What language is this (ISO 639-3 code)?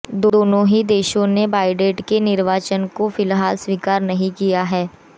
hin